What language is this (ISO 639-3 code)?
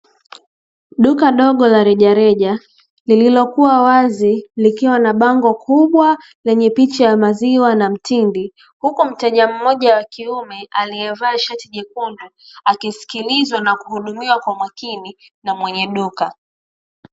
swa